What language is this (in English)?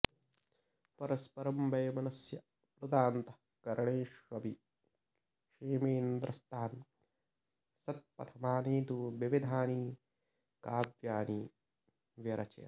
Sanskrit